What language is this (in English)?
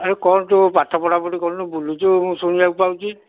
Odia